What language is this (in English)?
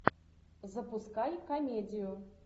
Russian